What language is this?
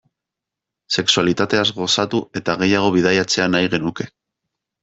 Basque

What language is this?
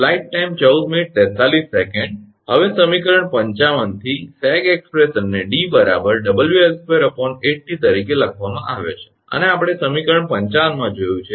Gujarati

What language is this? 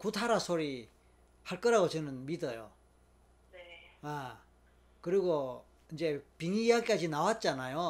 Korean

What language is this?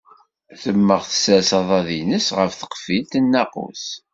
Kabyle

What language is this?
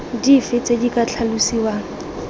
Tswana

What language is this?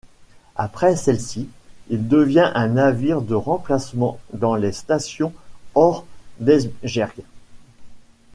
French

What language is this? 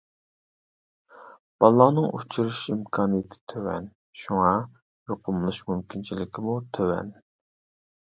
Uyghur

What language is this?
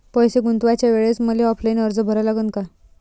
Marathi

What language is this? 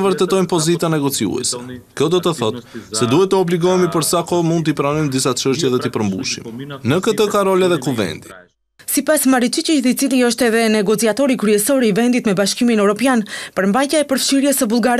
Romanian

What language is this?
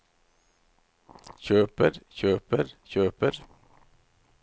Norwegian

